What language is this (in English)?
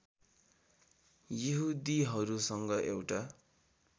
Nepali